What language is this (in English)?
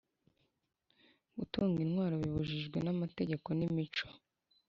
Kinyarwanda